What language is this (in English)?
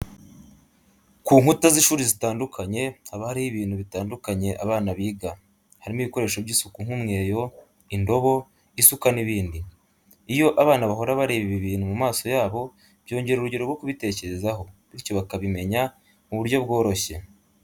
Kinyarwanda